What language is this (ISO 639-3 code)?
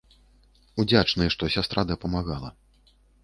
bel